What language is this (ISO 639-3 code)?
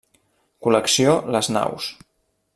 cat